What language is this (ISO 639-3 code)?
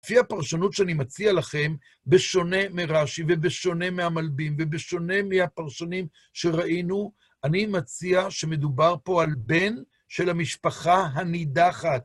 heb